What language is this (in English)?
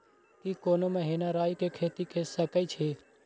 Maithili